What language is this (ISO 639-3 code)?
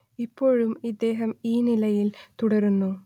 mal